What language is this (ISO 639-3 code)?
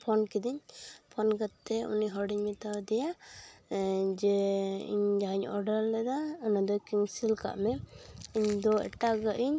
sat